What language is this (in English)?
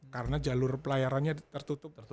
Indonesian